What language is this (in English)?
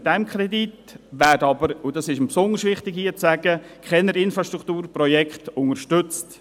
Swiss German